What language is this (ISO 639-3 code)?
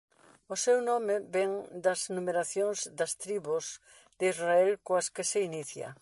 glg